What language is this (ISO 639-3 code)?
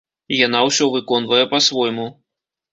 bel